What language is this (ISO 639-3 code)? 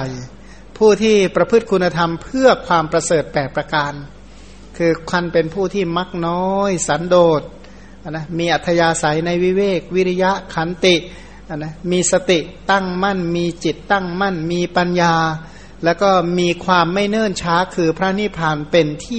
tha